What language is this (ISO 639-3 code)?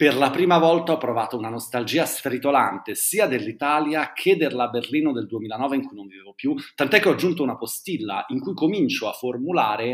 ita